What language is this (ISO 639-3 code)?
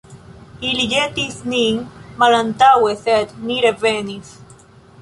epo